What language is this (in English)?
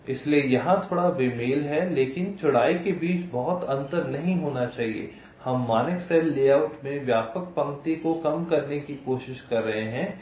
Hindi